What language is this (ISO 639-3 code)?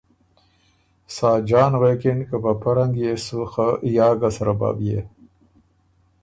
oru